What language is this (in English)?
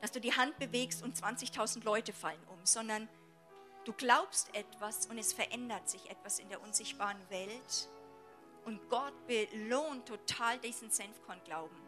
German